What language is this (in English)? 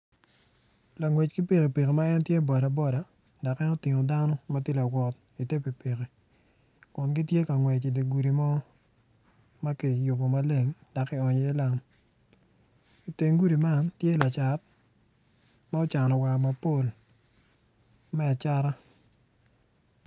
Acoli